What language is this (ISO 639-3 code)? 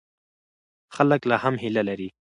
pus